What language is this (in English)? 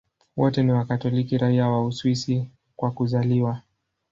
Swahili